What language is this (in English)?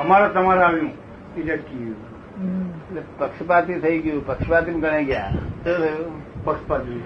Gujarati